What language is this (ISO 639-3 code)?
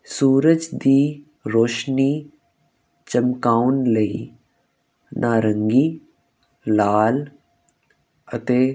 pan